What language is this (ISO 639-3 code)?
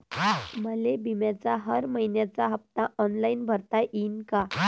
mar